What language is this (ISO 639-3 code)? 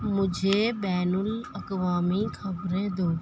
urd